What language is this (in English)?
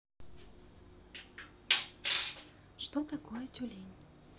Russian